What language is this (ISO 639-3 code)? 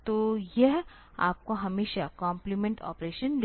hin